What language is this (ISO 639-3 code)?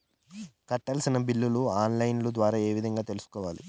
tel